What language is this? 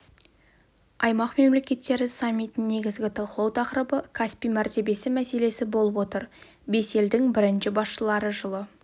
Kazakh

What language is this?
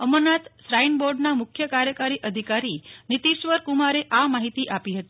Gujarati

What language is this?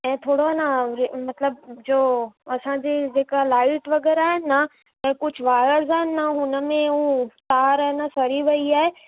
Sindhi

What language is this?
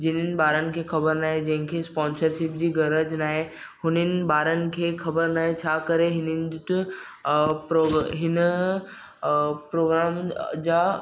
Sindhi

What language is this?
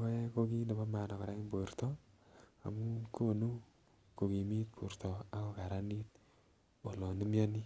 Kalenjin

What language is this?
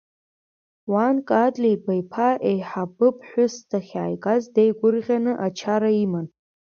Abkhazian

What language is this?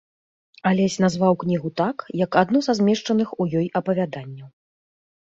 Belarusian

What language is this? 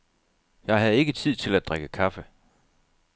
Danish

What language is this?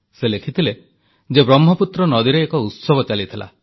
Odia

